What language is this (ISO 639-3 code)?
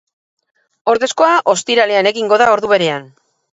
eus